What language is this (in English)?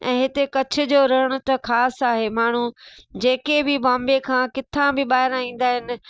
Sindhi